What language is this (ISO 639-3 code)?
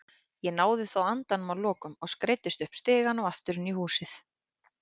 isl